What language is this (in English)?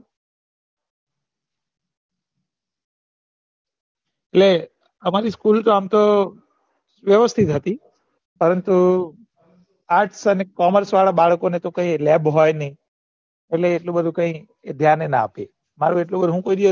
Gujarati